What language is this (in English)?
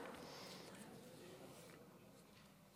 Hebrew